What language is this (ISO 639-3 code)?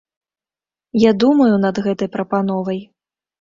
bel